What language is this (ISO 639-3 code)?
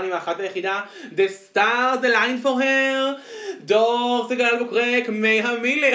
heb